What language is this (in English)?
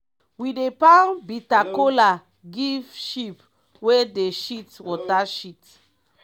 Nigerian Pidgin